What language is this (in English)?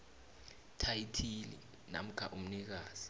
South Ndebele